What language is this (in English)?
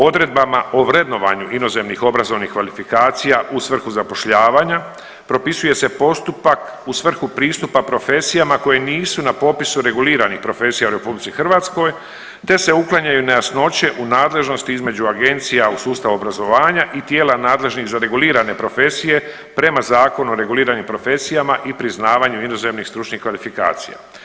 Croatian